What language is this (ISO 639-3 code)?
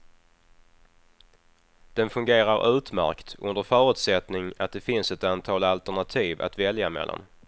swe